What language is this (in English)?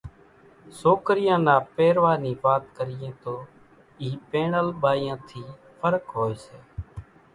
Kachi Koli